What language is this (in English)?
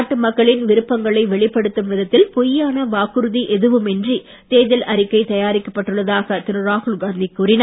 Tamil